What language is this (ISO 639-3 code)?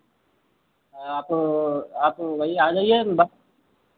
hin